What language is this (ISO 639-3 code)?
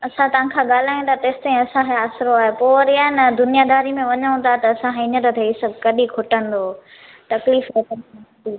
snd